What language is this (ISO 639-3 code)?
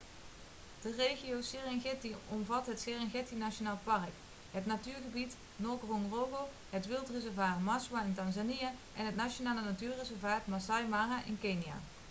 nld